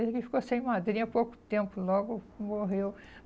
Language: Portuguese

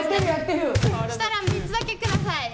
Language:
Japanese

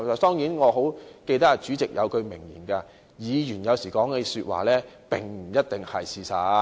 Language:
Cantonese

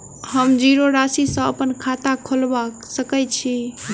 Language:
Maithili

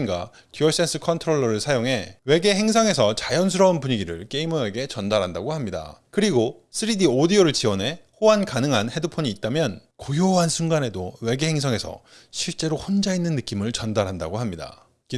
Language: Korean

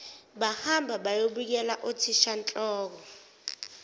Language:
Zulu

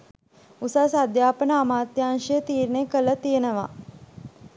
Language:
Sinhala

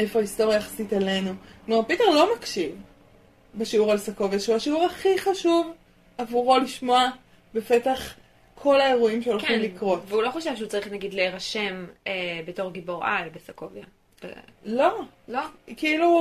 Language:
Hebrew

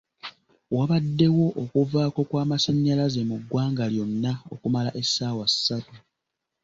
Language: Ganda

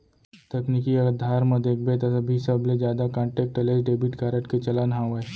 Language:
Chhattisgarhi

